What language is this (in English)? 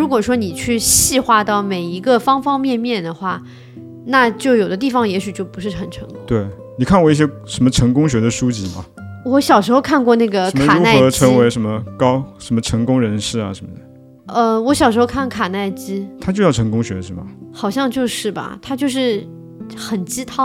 Chinese